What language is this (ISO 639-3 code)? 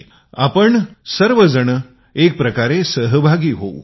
mar